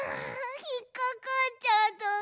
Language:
Japanese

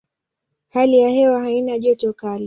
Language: Swahili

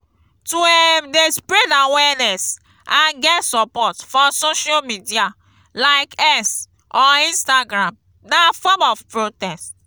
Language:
Nigerian Pidgin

